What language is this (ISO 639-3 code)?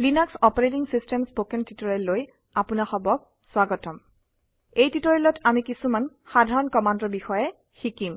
asm